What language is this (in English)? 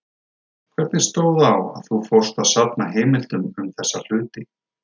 Icelandic